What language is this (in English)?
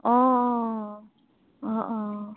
Assamese